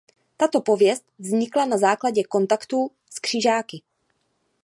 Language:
Czech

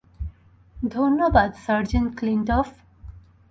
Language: Bangla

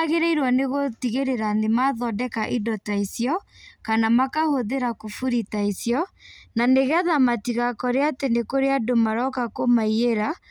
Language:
Kikuyu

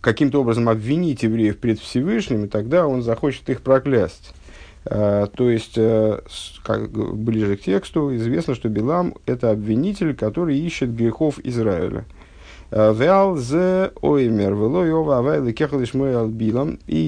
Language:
Russian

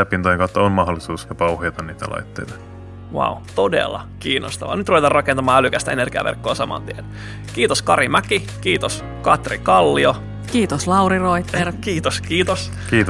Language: Finnish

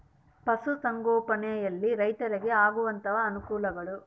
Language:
Kannada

